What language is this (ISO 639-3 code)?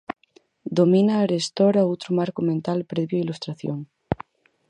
glg